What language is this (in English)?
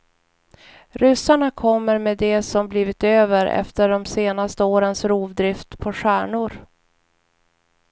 Swedish